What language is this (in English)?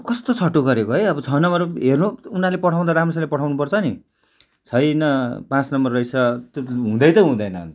Nepali